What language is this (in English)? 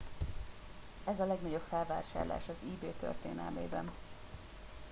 Hungarian